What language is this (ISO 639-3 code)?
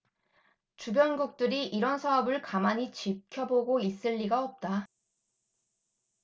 kor